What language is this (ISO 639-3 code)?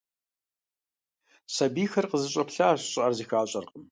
kbd